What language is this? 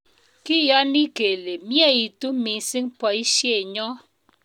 Kalenjin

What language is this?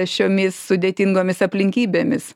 Lithuanian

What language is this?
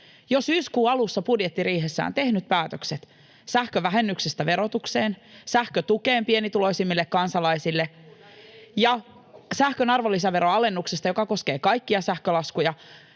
Finnish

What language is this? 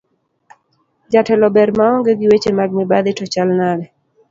Luo (Kenya and Tanzania)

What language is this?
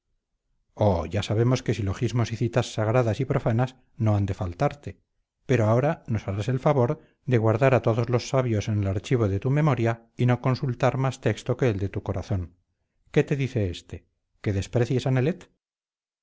Spanish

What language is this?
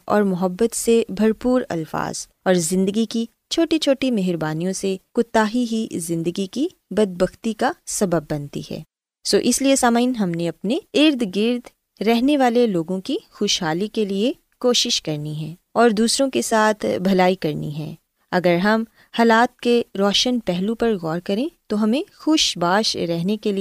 Urdu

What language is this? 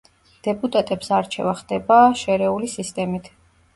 Georgian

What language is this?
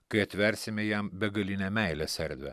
Lithuanian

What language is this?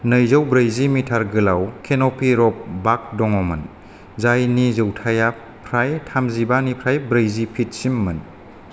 Bodo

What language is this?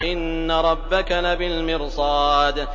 Arabic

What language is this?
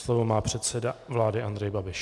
Czech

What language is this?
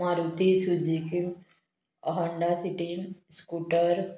Konkani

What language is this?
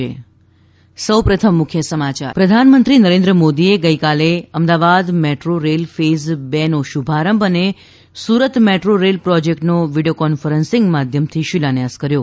Gujarati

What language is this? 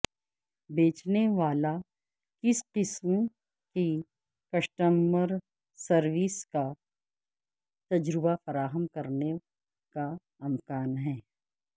Urdu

